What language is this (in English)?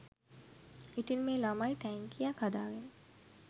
Sinhala